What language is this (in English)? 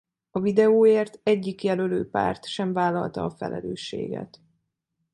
Hungarian